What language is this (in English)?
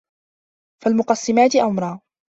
Arabic